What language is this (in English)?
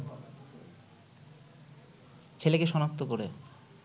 Bangla